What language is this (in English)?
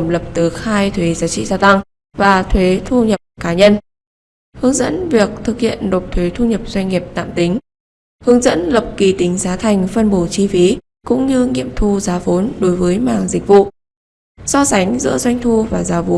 Vietnamese